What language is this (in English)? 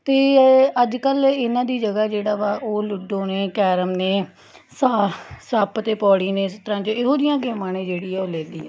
Punjabi